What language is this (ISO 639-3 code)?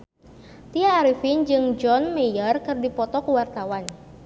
sun